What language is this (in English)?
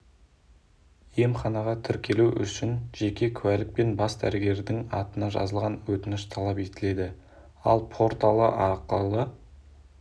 Kazakh